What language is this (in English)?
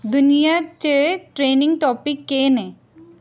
Dogri